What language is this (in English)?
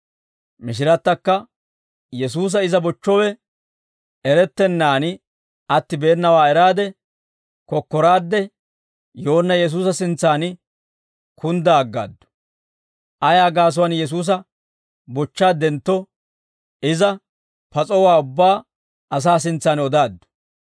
Dawro